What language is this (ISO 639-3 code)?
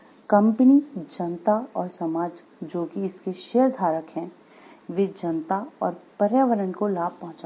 hin